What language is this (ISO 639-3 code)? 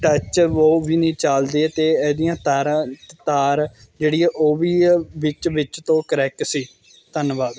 pan